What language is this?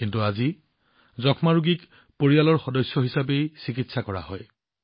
Assamese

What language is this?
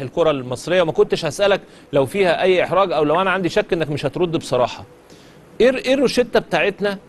Arabic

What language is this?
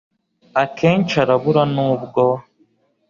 Kinyarwanda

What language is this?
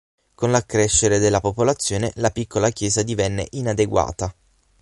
Italian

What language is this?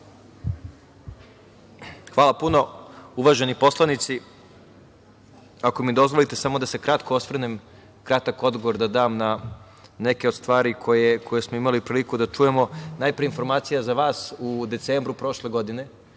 Serbian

